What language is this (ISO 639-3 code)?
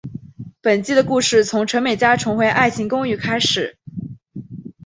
zho